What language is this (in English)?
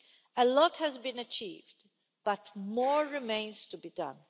English